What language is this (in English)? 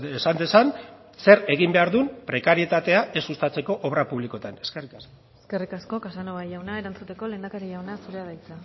Basque